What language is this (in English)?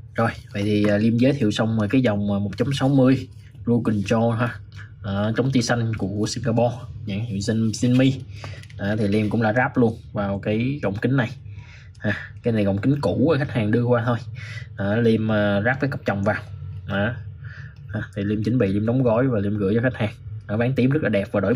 Vietnamese